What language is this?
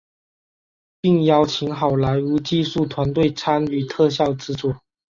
Chinese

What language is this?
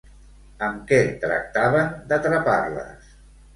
Catalan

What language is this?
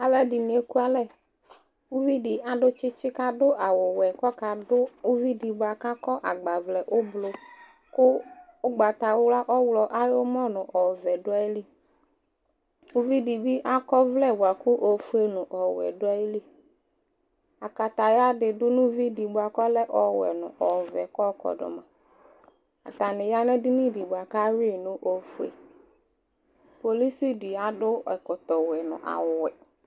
Ikposo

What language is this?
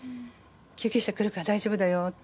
Japanese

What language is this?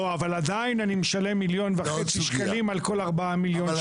Hebrew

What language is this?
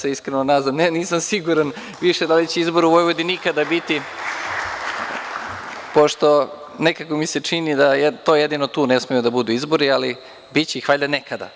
Serbian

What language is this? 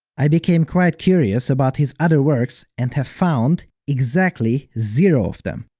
English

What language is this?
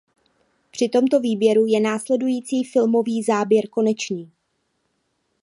Czech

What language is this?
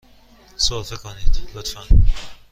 Persian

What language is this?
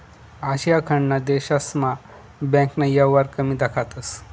Marathi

